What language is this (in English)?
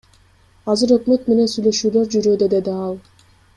Kyrgyz